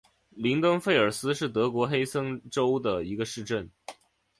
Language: Chinese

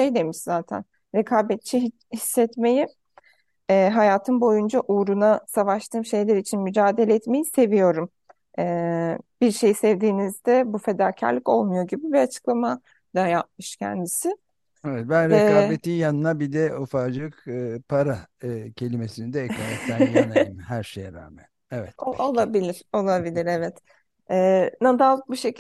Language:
Turkish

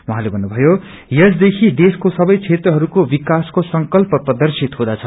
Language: Nepali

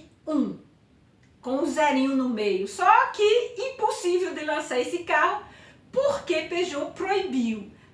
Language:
Portuguese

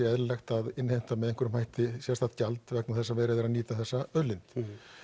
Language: Icelandic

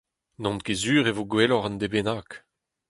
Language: Breton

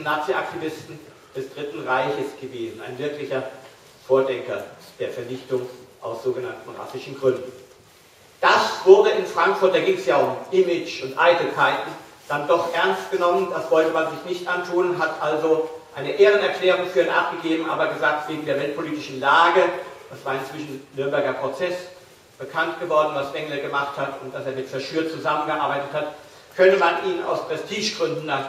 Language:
German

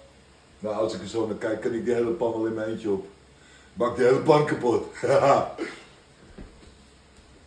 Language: Dutch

